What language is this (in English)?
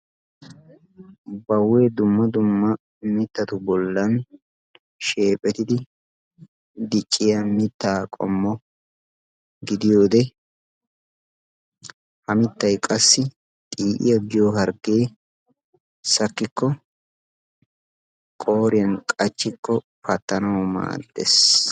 Wolaytta